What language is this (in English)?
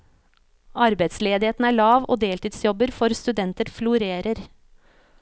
Norwegian